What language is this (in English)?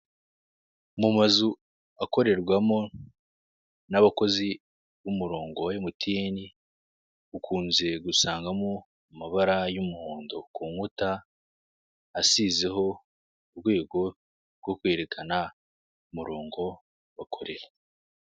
Kinyarwanda